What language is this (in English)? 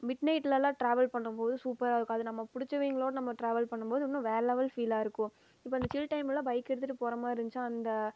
Tamil